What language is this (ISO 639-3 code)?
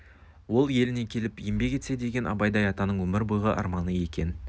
kaz